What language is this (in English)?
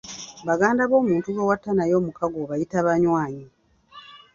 Ganda